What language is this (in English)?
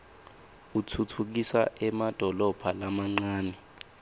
Swati